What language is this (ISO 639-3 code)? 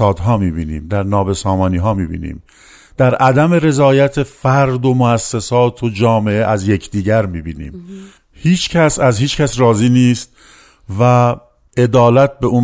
fas